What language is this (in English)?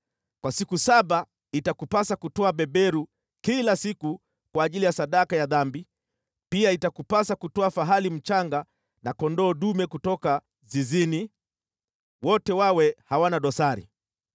Swahili